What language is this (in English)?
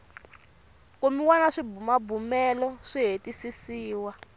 Tsonga